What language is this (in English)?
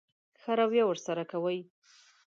Pashto